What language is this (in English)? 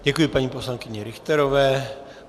Czech